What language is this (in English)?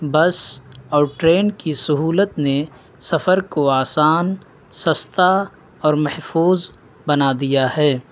Urdu